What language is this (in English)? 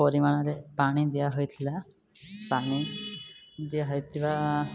Odia